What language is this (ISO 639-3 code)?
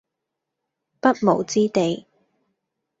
yue